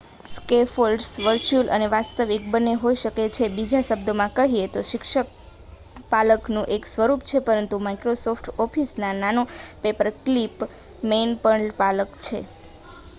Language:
Gujarati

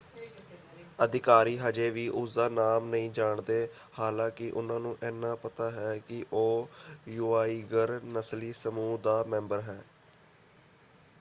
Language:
Punjabi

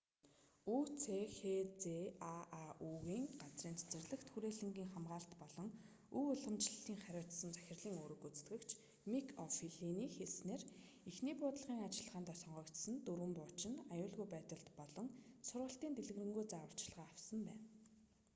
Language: Mongolian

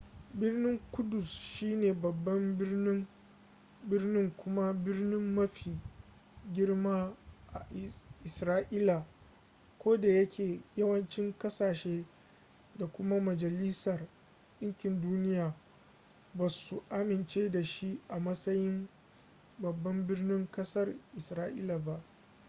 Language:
Hausa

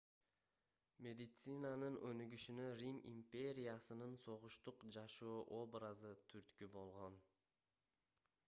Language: Kyrgyz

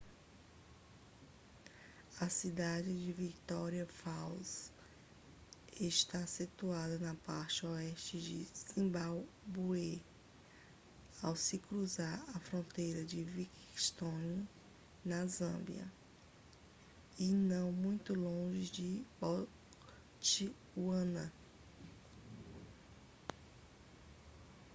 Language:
Portuguese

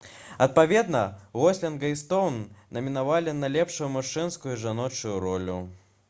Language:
Belarusian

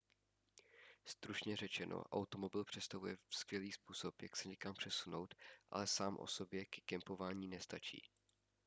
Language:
Czech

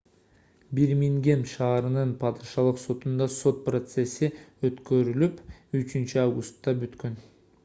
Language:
Kyrgyz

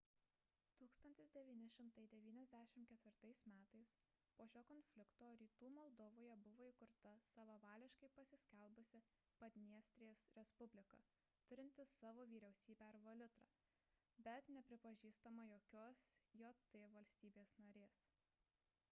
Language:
Lithuanian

